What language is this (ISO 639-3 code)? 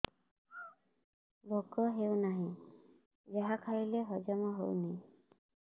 ori